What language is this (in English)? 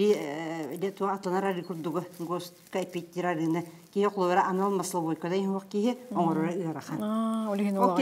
Arabic